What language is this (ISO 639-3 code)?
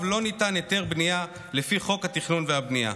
heb